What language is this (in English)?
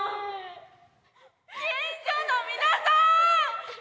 Japanese